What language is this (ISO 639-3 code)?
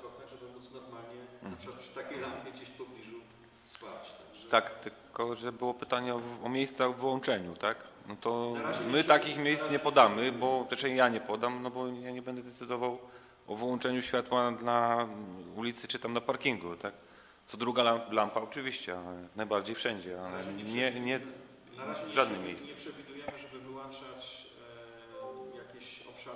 pol